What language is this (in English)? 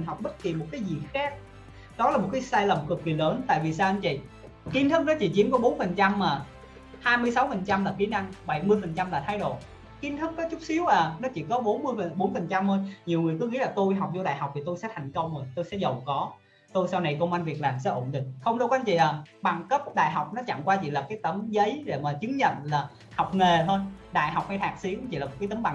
Vietnamese